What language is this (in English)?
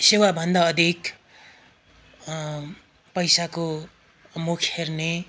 Nepali